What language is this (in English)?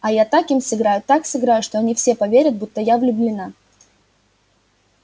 Russian